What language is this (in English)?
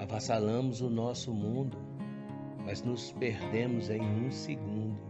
Portuguese